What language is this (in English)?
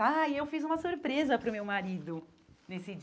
Portuguese